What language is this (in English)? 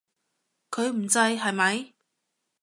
Cantonese